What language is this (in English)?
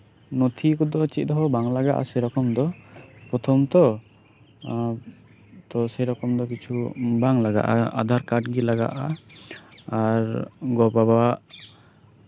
Santali